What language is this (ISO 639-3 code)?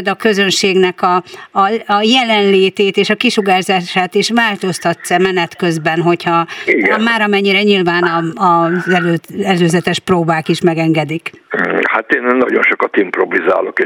hun